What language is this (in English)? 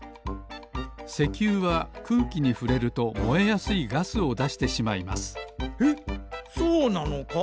Japanese